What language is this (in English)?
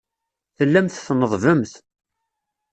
Kabyle